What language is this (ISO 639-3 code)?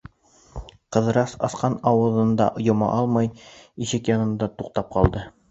bak